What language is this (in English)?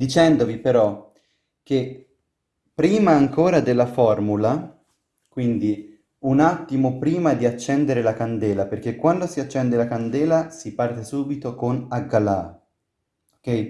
Italian